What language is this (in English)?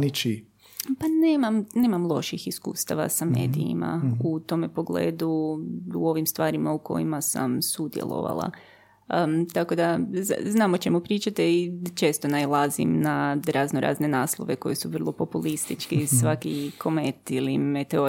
Croatian